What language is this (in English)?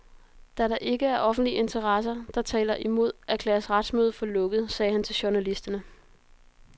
Danish